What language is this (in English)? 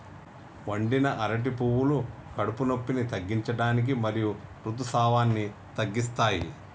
Telugu